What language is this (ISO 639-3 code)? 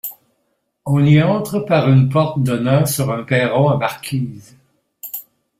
fra